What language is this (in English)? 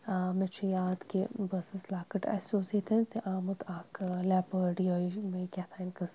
Kashmiri